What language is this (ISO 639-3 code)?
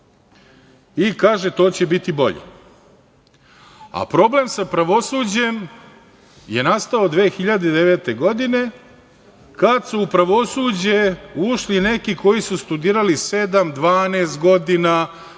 srp